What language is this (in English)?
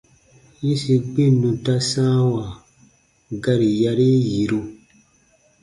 Baatonum